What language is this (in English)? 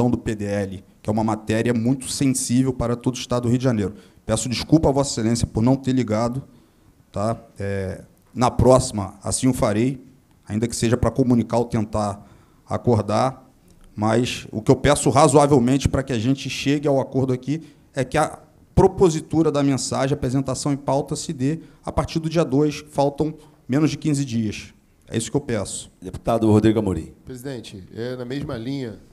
Portuguese